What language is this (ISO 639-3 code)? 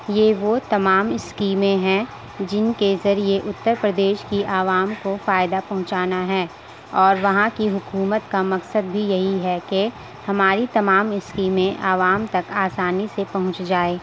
urd